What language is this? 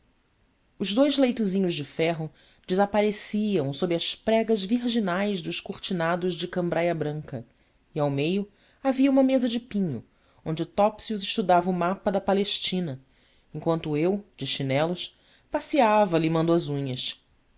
Portuguese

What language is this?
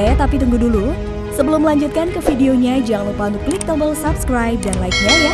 Indonesian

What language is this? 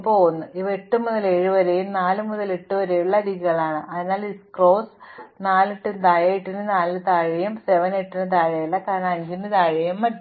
Malayalam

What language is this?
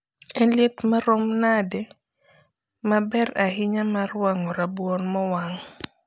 Luo (Kenya and Tanzania)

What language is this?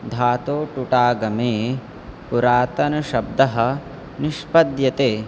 Sanskrit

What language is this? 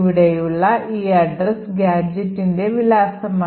Malayalam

